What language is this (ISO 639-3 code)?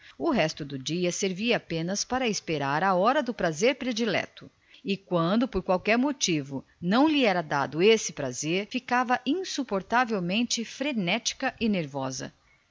por